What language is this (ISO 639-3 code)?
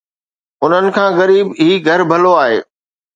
snd